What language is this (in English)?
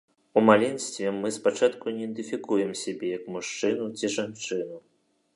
Belarusian